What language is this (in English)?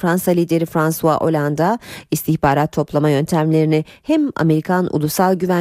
Turkish